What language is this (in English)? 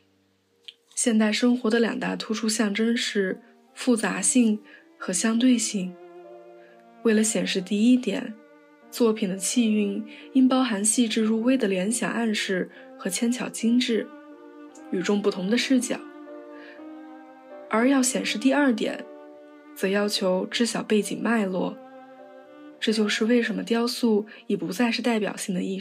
Chinese